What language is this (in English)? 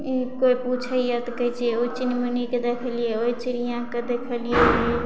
Maithili